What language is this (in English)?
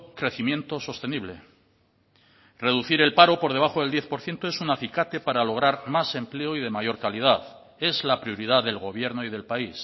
Spanish